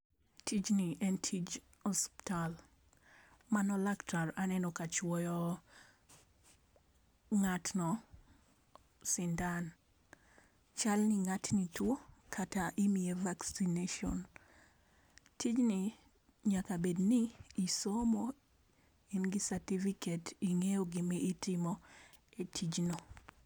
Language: Luo (Kenya and Tanzania)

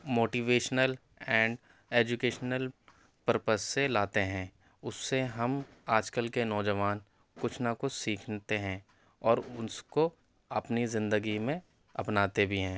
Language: Urdu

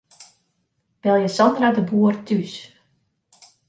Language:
Western Frisian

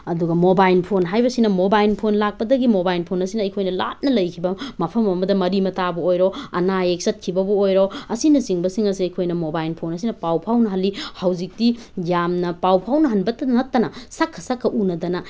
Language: Manipuri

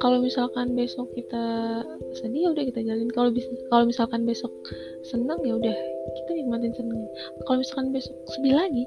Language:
Indonesian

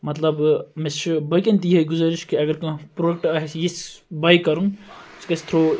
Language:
Kashmiri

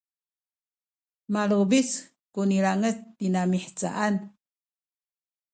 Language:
Sakizaya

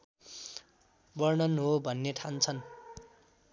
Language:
Nepali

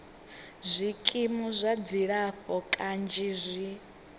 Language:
Venda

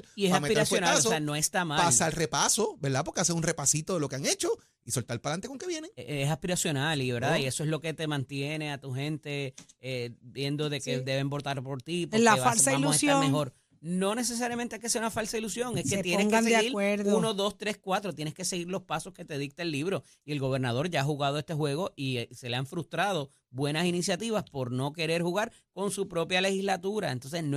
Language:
Spanish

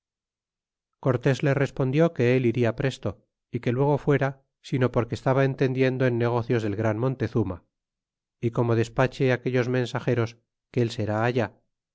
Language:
Spanish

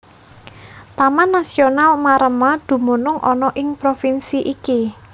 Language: Javanese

